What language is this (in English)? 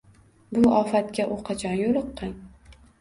Uzbek